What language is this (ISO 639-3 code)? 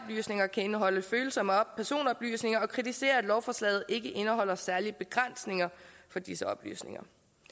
dan